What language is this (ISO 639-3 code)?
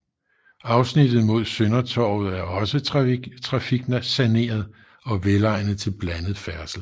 dan